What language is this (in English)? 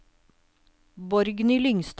Norwegian